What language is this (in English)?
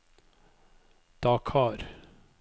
Norwegian